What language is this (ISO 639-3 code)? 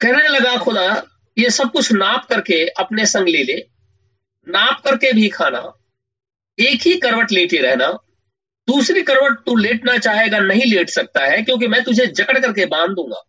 hin